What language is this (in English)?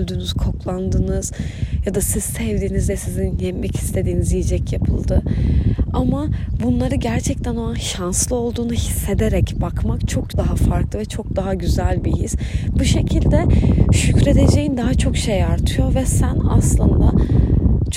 Turkish